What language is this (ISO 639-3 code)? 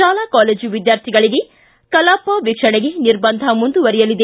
kan